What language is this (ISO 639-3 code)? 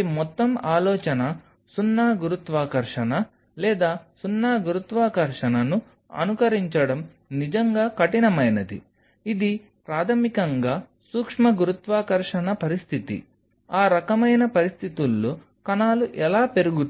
tel